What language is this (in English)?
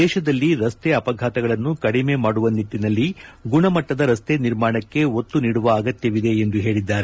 Kannada